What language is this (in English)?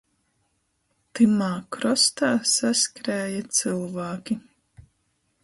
Latgalian